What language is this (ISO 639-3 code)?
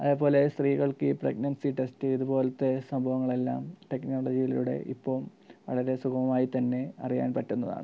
mal